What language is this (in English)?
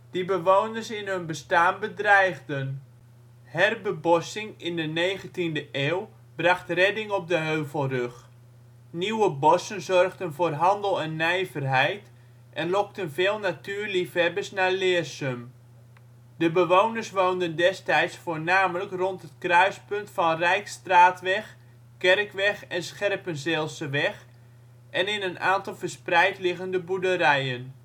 Dutch